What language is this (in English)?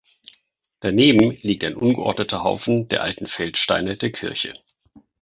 German